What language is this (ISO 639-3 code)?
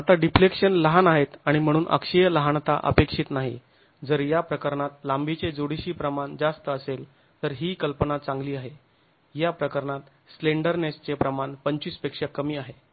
mar